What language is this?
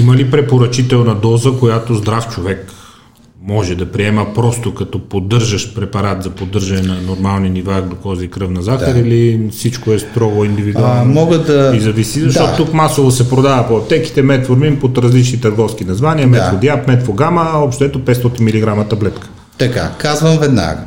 Bulgarian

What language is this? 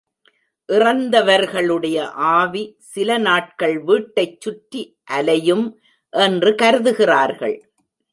Tamil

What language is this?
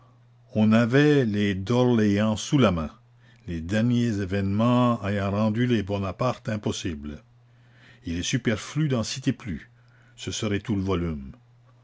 French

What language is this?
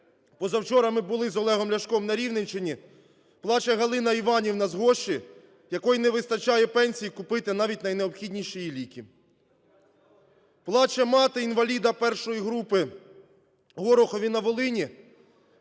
Ukrainian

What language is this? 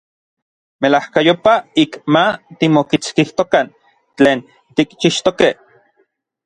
Orizaba Nahuatl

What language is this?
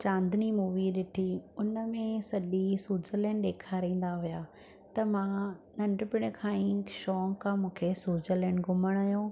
Sindhi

